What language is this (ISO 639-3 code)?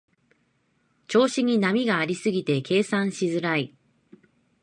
jpn